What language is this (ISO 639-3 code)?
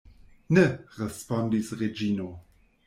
epo